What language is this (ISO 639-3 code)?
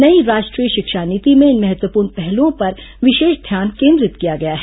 hin